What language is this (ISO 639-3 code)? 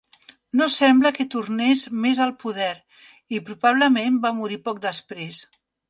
cat